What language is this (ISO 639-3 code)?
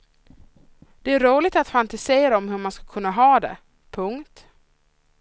swe